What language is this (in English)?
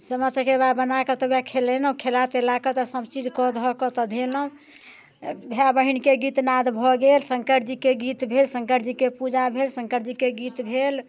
Maithili